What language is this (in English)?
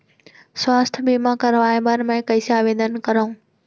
Chhattisgarhi